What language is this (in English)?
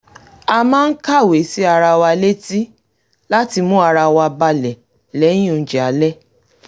Yoruba